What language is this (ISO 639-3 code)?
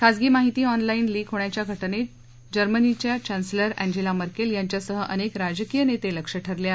mar